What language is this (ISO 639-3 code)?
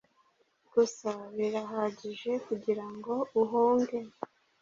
kin